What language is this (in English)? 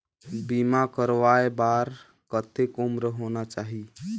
Chhattisgarhi